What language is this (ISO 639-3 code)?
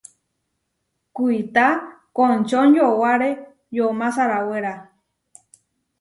var